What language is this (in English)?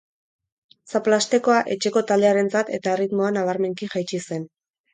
Basque